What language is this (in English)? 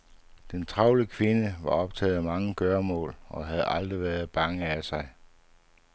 Danish